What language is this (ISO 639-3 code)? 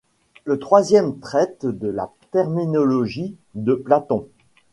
fra